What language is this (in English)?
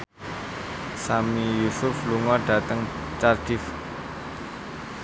Javanese